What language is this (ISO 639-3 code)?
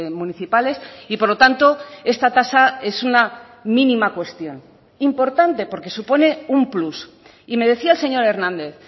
spa